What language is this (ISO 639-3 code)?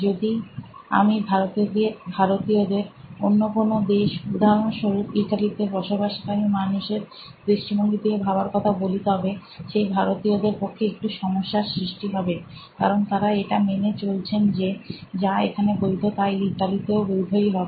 ben